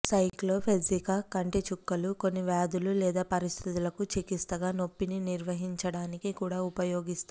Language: Telugu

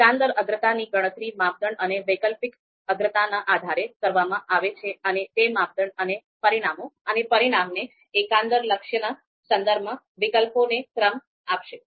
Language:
Gujarati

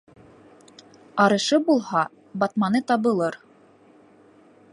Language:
Bashkir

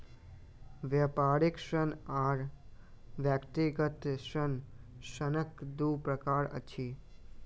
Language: Maithili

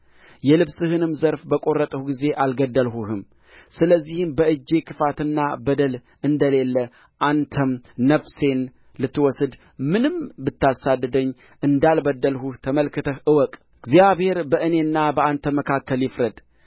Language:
Amharic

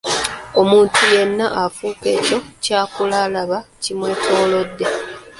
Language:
Ganda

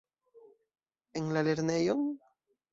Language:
Esperanto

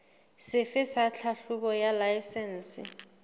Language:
Southern Sotho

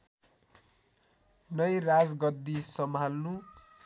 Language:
Nepali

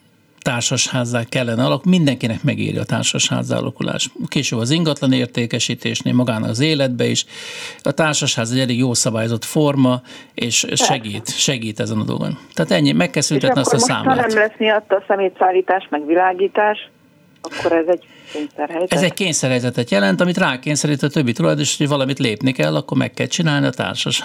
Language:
Hungarian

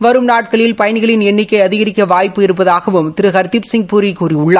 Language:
Tamil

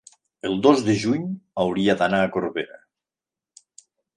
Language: Catalan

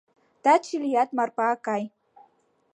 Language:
Mari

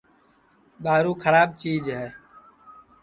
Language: Sansi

